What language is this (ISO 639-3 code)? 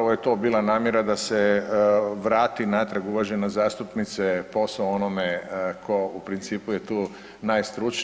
hrv